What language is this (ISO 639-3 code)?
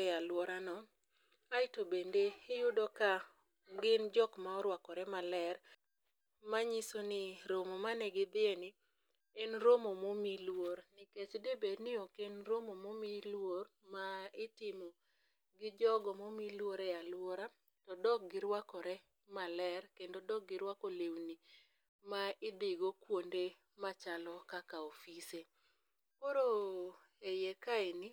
luo